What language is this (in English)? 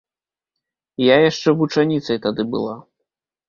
Belarusian